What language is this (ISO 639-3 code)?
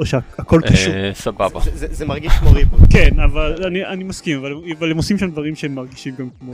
heb